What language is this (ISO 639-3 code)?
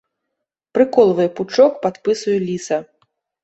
bel